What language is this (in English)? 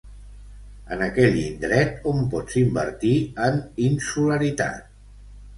Catalan